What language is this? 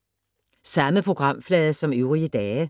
Danish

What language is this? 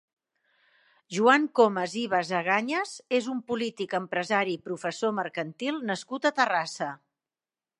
Catalan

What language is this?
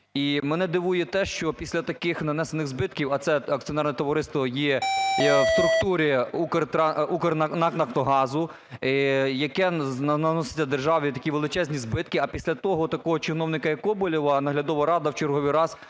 Ukrainian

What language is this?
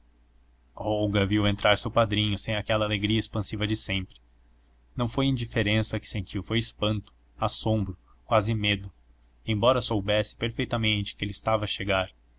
Portuguese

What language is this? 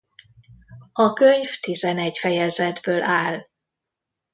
Hungarian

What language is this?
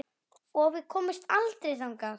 Icelandic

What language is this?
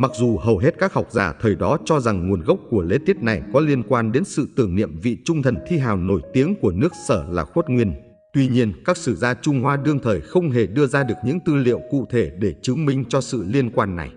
Vietnamese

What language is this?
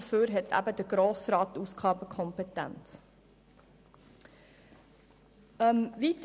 Swiss German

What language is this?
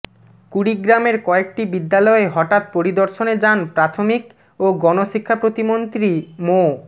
Bangla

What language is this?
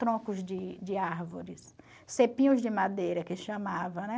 Portuguese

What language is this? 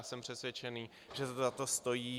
Czech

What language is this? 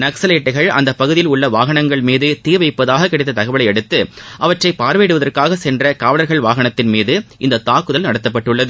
Tamil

